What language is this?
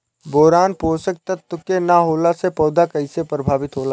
Bhojpuri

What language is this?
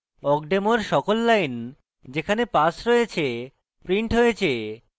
Bangla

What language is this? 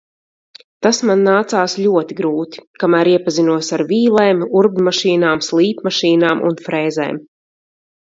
Latvian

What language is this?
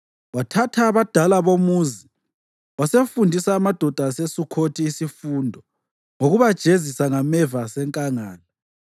North Ndebele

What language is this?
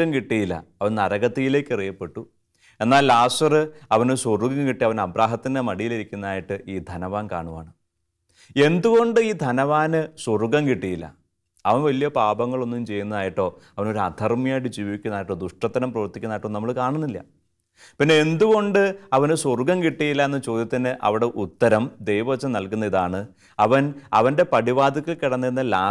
Malayalam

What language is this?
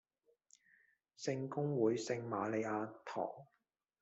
Cantonese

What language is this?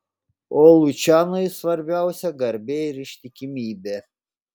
Lithuanian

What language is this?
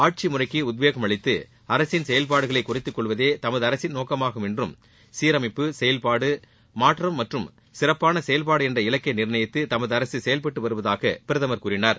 Tamil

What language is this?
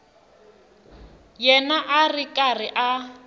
Tsonga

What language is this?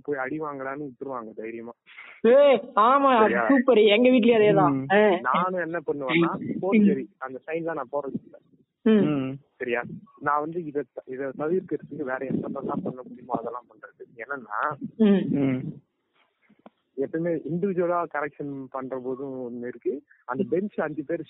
Tamil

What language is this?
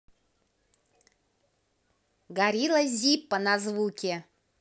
Russian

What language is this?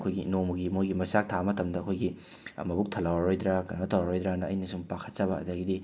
Manipuri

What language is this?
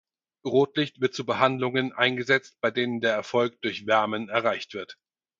German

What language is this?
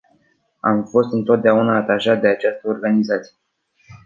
Romanian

